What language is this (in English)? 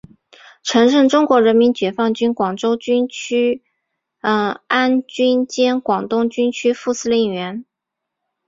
Chinese